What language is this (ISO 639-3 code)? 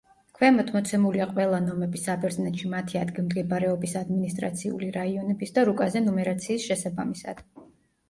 kat